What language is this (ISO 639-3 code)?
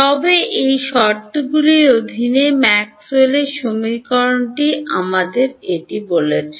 ben